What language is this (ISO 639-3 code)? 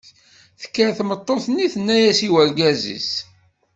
kab